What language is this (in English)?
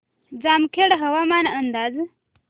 Marathi